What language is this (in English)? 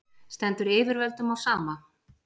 Icelandic